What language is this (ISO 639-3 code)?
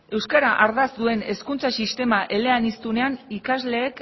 eus